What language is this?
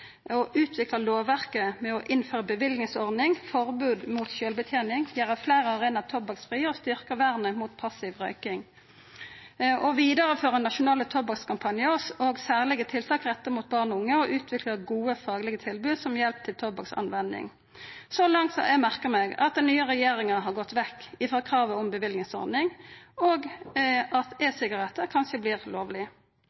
Norwegian Nynorsk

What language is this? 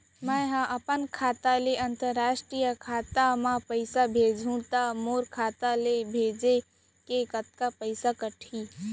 Chhattisgarhi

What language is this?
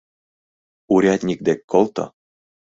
Mari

